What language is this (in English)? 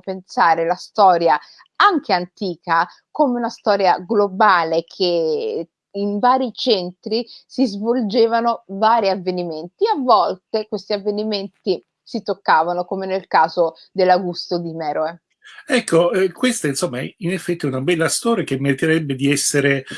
Italian